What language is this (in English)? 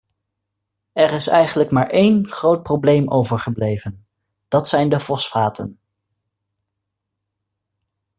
Dutch